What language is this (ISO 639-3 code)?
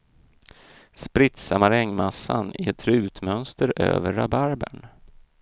swe